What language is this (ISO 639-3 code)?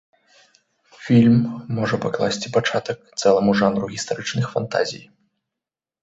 bel